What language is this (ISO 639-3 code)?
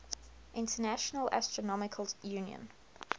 eng